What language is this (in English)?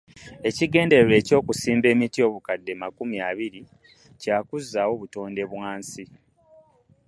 Ganda